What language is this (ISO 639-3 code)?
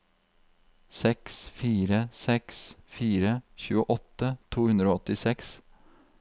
nor